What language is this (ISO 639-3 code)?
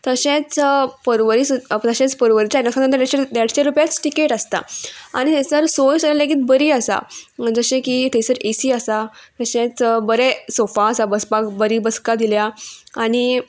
kok